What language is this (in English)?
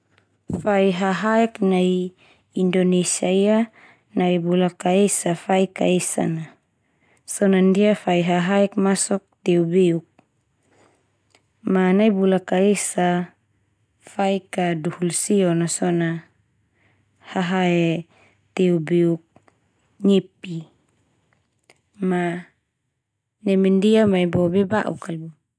Termanu